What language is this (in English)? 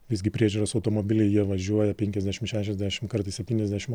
Lithuanian